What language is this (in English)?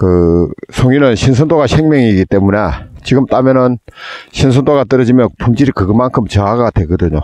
Korean